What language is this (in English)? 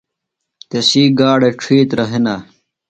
Phalura